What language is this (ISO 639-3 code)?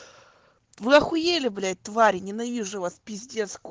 rus